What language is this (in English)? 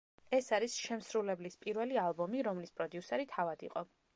Georgian